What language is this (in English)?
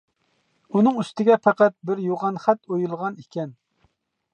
Uyghur